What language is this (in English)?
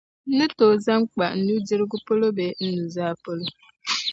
Dagbani